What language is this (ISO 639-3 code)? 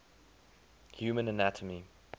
eng